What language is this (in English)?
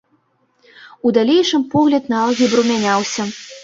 Belarusian